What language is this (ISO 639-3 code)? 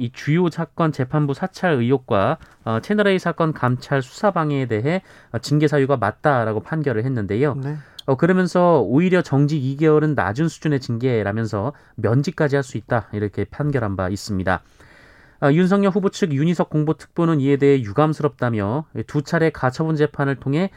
kor